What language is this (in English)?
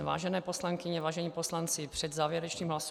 Czech